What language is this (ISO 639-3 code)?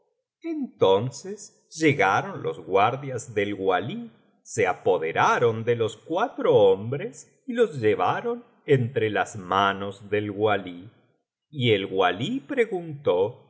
spa